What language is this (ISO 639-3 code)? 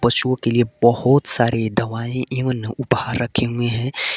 hin